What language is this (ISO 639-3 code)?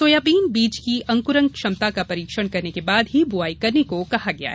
hin